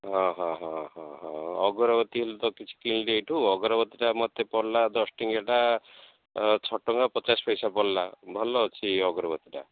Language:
Odia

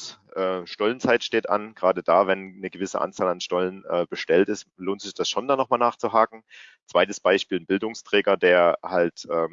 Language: German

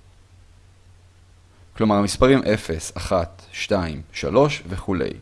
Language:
Hebrew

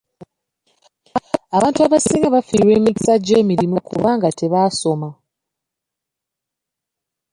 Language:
Ganda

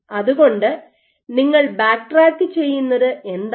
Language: Malayalam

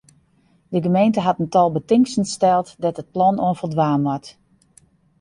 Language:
Western Frisian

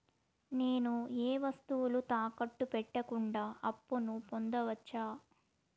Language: Telugu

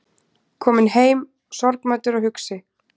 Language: Icelandic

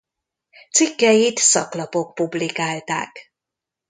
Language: Hungarian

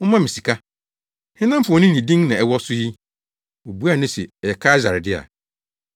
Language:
Akan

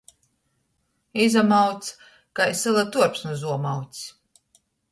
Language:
Latgalian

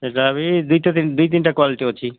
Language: Odia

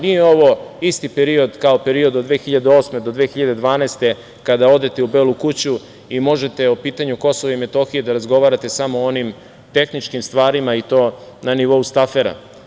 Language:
Serbian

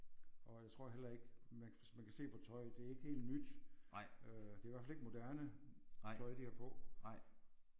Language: Danish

